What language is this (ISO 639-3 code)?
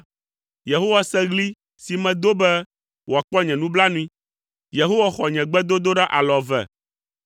ewe